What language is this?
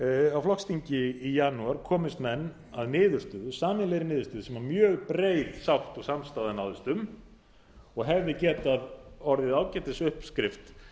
Icelandic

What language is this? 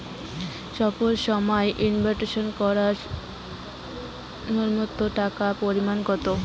Bangla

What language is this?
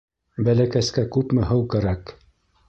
Bashkir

